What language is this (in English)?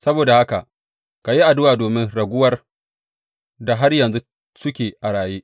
Hausa